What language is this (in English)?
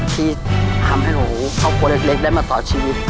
Thai